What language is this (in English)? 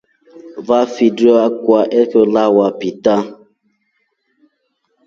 Rombo